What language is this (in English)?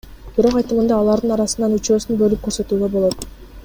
Kyrgyz